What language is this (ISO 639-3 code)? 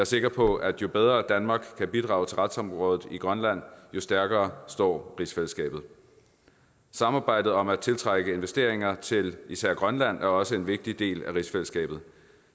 dan